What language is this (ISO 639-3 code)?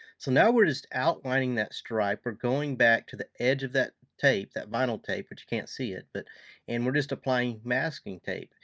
eng